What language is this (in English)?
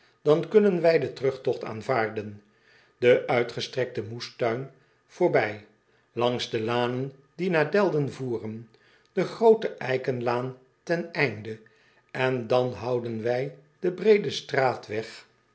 Dutch